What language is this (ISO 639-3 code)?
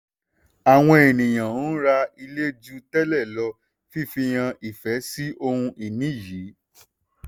yor